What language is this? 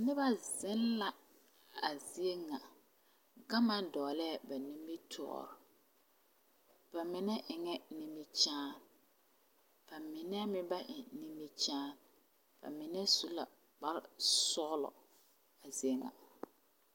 Southern Dagaare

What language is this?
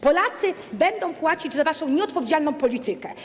Polish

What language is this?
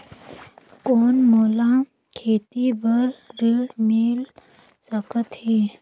Chhattisgarhi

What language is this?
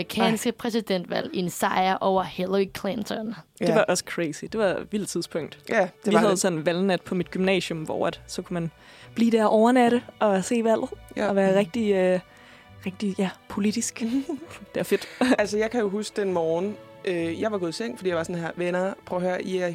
Danish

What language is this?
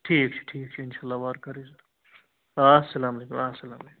Kashmiri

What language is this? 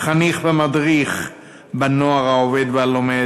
Hebrew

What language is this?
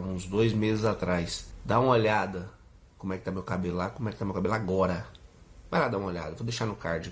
Portuguese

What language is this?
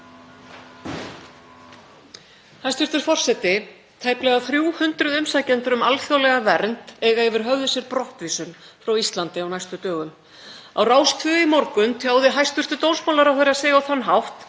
Icelandic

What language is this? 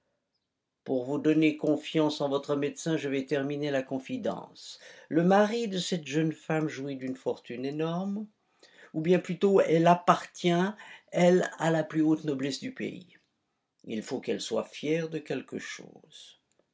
French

